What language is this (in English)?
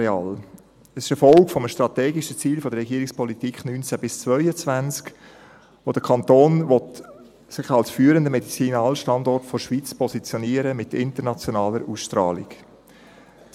Swiss German